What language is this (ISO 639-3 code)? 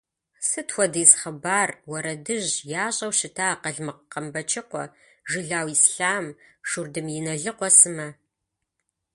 kbd